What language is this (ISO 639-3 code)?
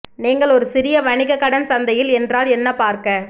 tam